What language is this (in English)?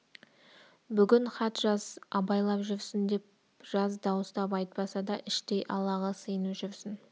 Kazakh